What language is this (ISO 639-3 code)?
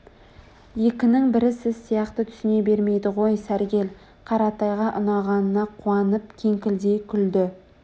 kaz